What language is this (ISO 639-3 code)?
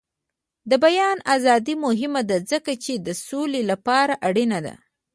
pus